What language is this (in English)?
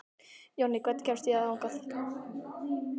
Icelandic